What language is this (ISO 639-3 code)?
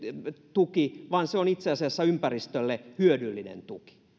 fin